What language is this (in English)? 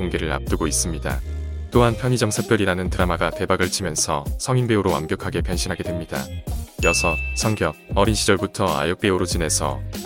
Korean